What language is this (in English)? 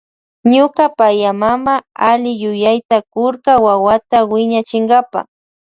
Loja Highland Quichua